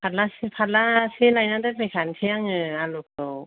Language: Bodo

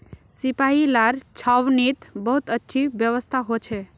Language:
Magahi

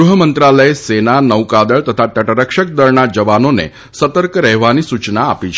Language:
Gujarati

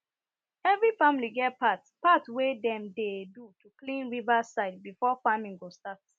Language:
Nigerian Pidgin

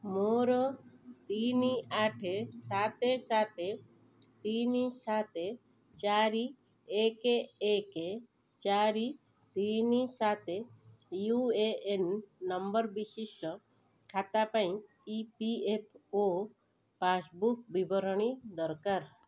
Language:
Odia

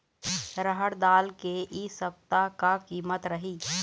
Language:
Chhattisgarhi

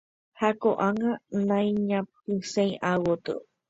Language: Guarani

